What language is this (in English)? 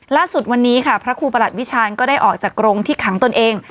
Thai